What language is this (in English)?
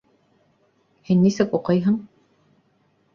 Bashkir